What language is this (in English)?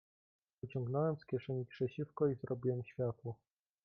Polish